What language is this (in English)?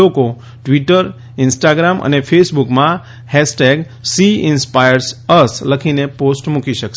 Gujarati